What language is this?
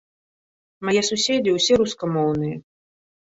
Belarusian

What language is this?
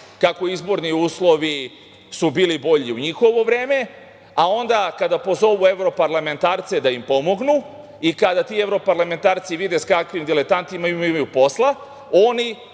Serbian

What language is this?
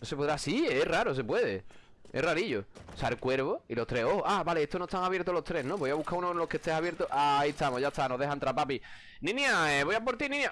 Spanish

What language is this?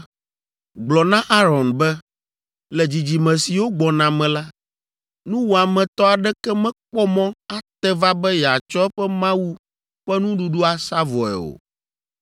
Ewe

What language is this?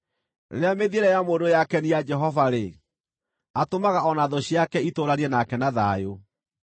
Kikuyu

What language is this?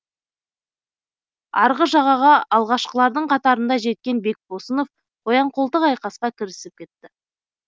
Kazakh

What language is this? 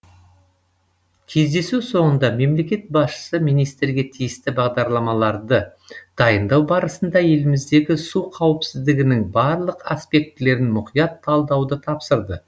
Kazakh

